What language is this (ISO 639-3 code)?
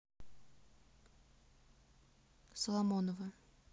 rus